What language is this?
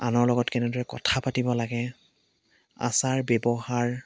Assamese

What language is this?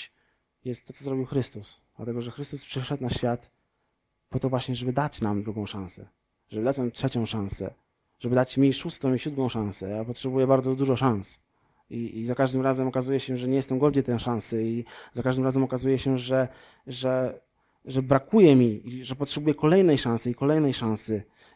Polish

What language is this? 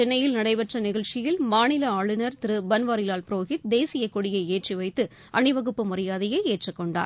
Tamil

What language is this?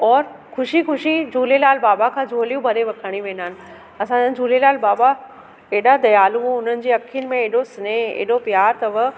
Sindhi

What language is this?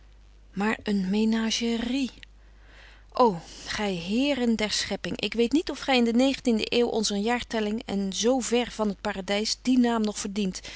Dutch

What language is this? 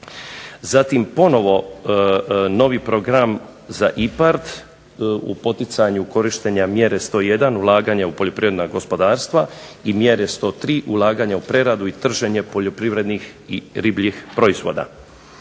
Croatian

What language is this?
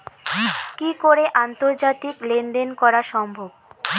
Bangla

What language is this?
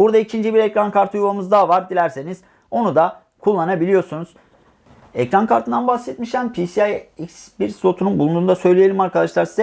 Turkish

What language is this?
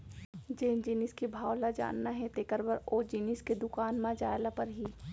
Chhattisgarhi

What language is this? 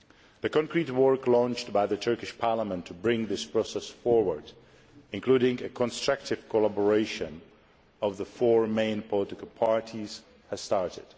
English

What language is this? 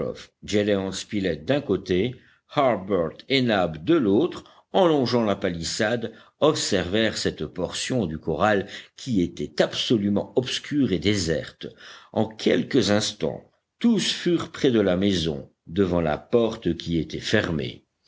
French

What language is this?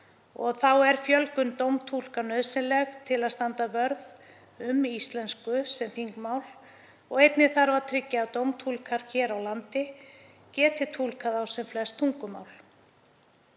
Icelandic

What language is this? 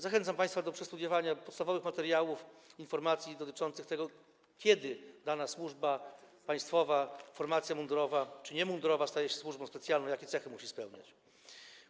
Polish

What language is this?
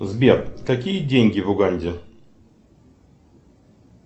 Russian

